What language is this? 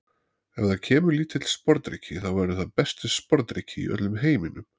Icelandic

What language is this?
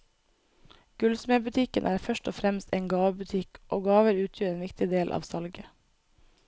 Norwegian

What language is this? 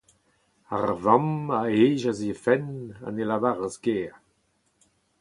Breton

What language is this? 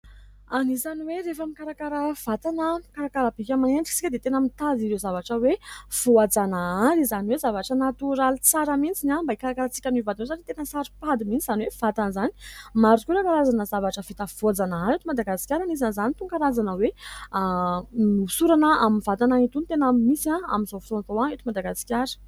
Malagasy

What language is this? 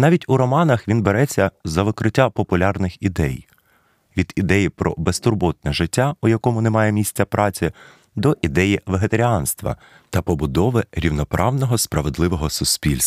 Ukrainian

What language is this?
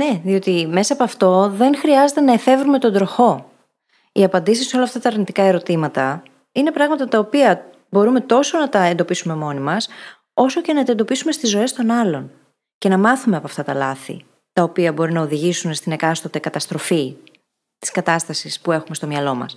Greek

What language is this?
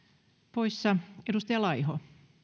Finnish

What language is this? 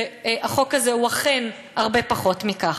Hebrew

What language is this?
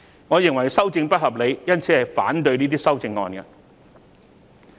Cantonese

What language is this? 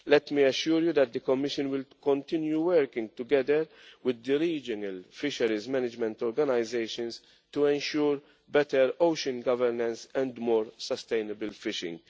English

